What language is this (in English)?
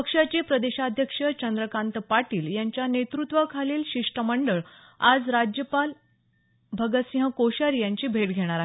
Marathi